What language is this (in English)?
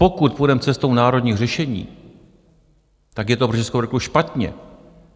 Czech